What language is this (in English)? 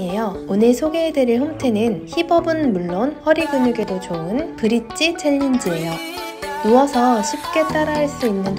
Korean